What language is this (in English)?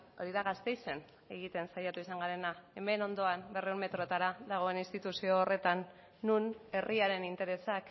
Basque